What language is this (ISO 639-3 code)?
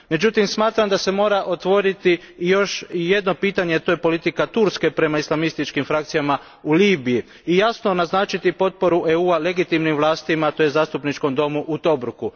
hrv